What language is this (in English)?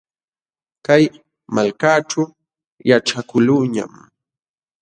Jauja Wanca Quechua